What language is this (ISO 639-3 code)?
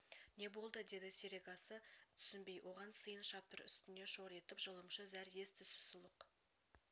kaz